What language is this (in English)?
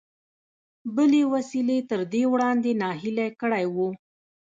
Pashto